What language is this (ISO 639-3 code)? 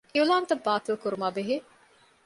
div